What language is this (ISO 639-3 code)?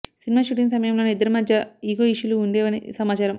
tel